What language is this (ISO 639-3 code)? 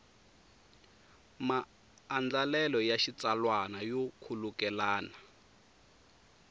tso